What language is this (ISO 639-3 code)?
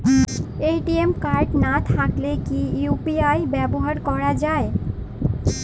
ben